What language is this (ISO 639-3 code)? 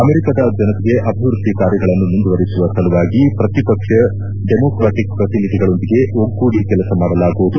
kan